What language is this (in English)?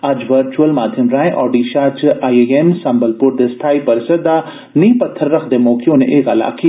Dogri